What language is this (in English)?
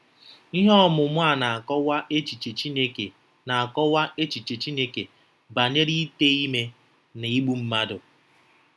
Igbo